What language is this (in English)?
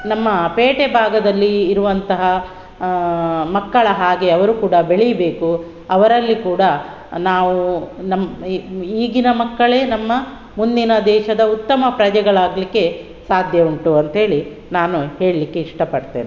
Kannada